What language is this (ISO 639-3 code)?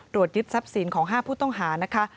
tha